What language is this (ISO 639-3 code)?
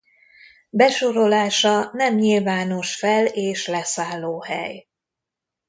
hun